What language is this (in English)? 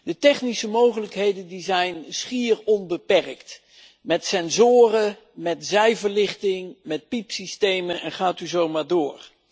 Dutch